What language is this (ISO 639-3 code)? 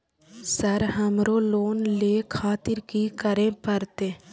mai